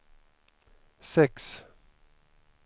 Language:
Swedish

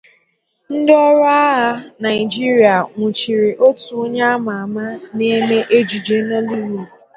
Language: Igbo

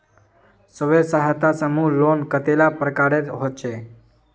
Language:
Magahi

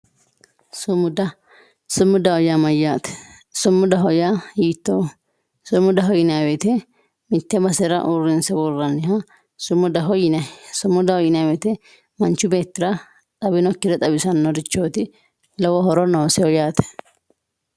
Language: Sidamo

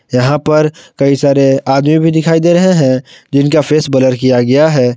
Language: Hindi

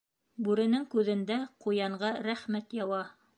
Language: Bashkir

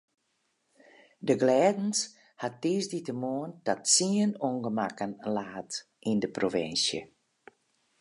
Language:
Western Frisian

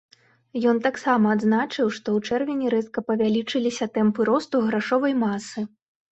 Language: Belarusian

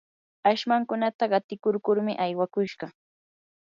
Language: Yanahuanca Pasco Quechua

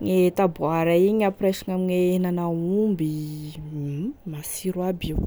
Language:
Tesaka Malagasy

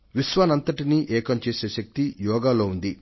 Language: Telugu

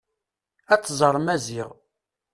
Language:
Kabyle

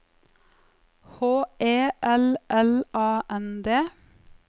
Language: Norwegian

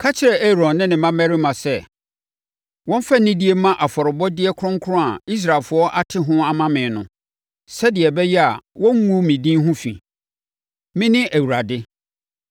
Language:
Akan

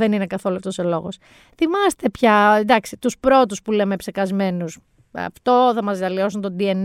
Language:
Greek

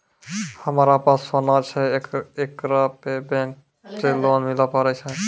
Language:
Maithili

